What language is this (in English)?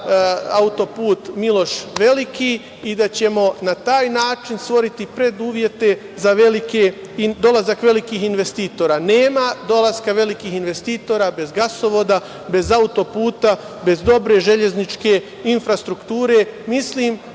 Serbian